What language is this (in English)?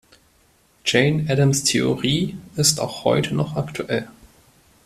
German